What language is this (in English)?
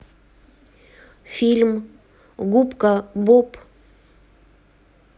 Russian